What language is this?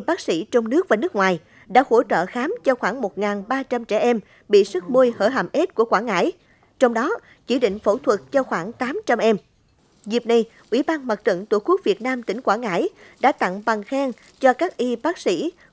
Vietnamese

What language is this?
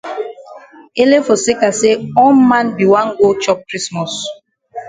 Cameroon Pidgin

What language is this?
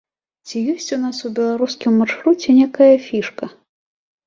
Belarusian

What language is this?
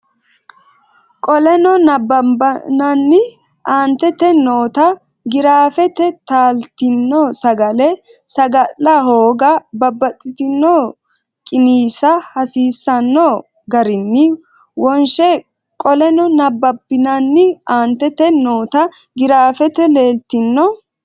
Sidamo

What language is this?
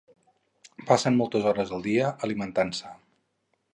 Catalan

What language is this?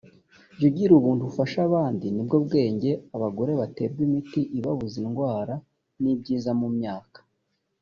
Kinyarwanda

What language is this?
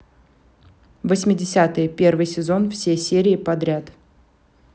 Russian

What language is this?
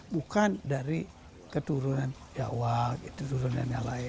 Indonesian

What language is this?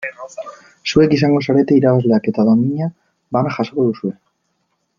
Basque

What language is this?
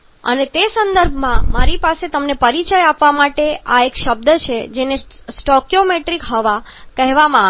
Gujarati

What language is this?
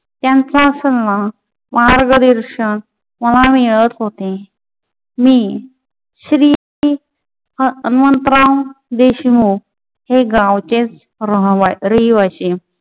Marathi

